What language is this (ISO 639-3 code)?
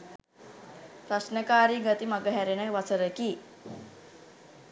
sin